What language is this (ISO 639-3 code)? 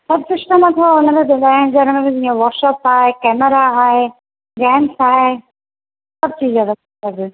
snd